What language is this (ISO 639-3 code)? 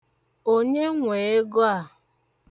ibo